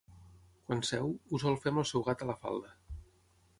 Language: Catalan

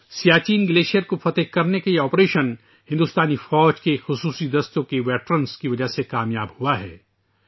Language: Urdu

